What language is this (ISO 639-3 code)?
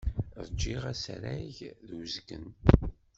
kab